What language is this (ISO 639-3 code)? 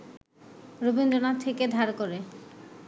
ben